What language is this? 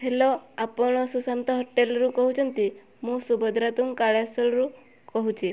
Odia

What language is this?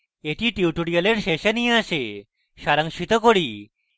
Bangla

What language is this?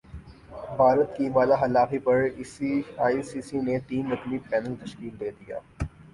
Urdu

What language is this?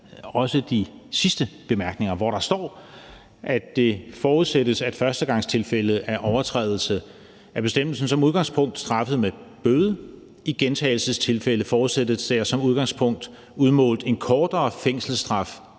Danish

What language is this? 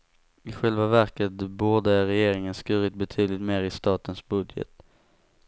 Swedish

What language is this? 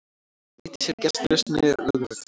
Icelandic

